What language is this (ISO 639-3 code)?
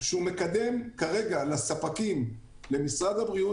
heb